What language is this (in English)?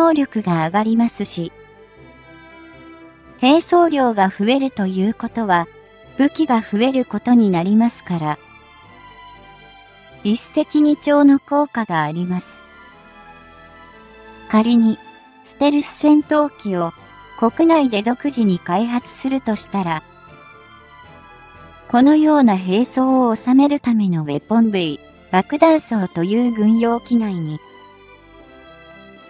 Japanese